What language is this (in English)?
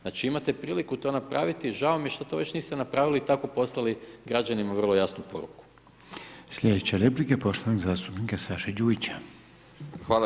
Croatian